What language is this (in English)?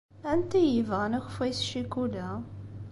Kabyle